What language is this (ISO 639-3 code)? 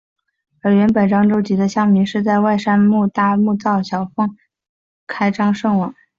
zho